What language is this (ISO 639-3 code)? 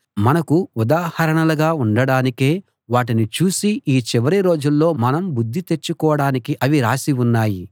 tel